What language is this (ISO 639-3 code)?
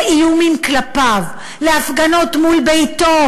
heb